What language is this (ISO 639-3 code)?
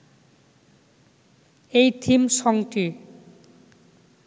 ben